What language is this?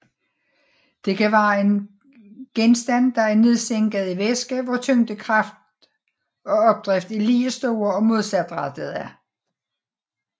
Danish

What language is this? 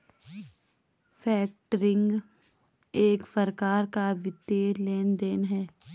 Hindi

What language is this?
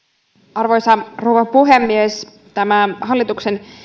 Finnish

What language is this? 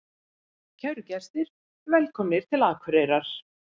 Icelandic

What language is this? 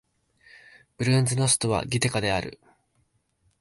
Japanese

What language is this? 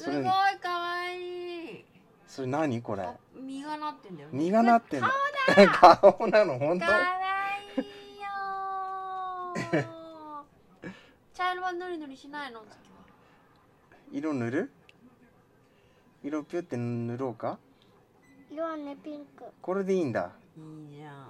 Japanese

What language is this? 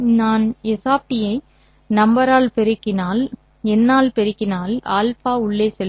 Tamil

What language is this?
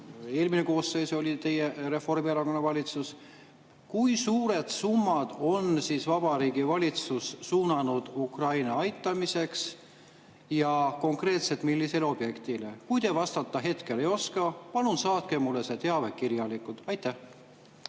Estonian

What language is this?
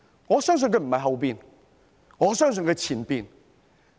Cantonese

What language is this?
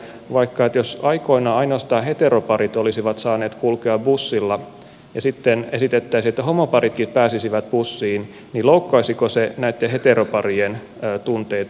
Finnish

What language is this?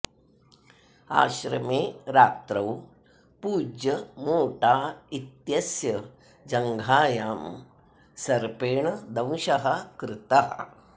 Sanskrit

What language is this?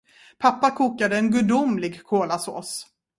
Swedish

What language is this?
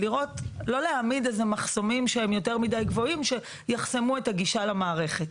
Hebrew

